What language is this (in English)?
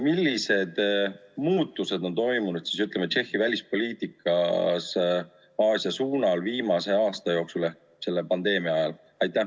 Estonian